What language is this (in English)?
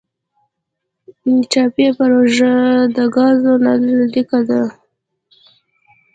Pashto